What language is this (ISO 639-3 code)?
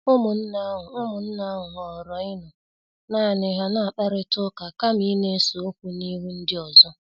ibo